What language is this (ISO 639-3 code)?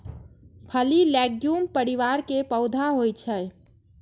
mai